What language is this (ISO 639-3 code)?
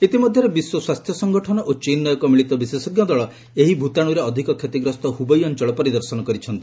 ori